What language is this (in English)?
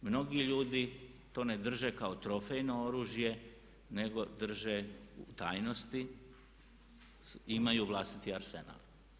Croatian